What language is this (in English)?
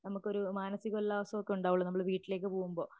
Malayalam